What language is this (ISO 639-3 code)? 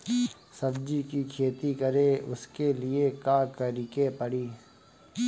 bho